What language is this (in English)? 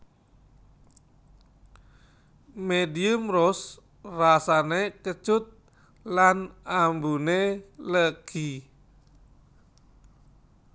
Javanese